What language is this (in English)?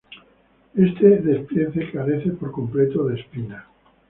Spanish